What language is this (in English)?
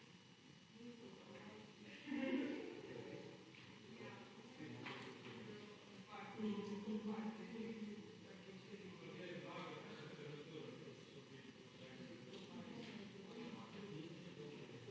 Slovenian